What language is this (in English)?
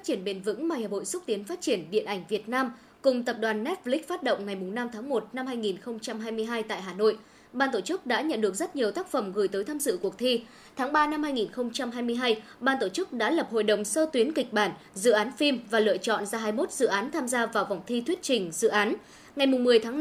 Vietnamese